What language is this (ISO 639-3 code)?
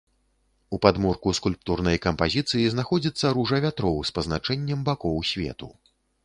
bel